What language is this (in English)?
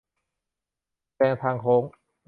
Thai